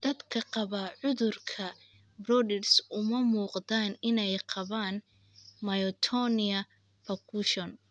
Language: Somali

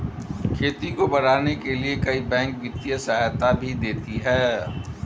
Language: Hindi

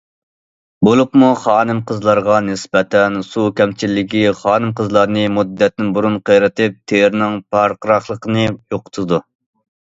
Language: Uyghur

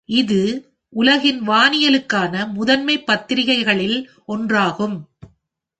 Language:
Tamil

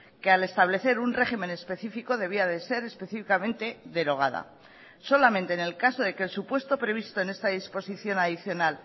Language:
Spanish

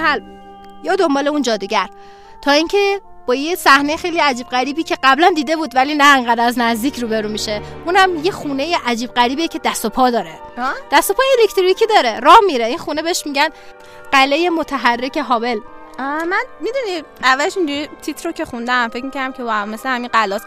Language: Persian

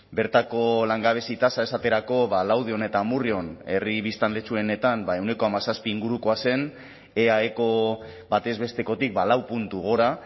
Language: Basque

